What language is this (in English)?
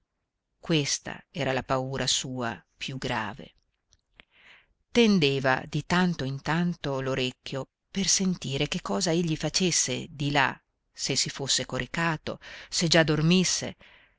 Italian